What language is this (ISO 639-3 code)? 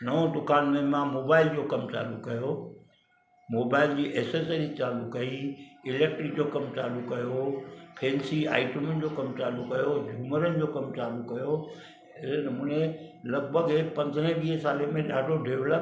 snd